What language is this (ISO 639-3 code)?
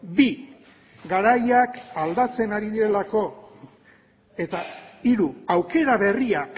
eus